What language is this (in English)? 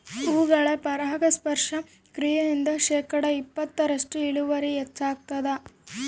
Kannada